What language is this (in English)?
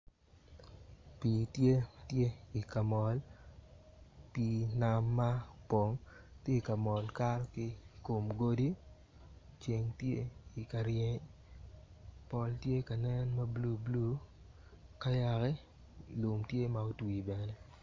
Acoli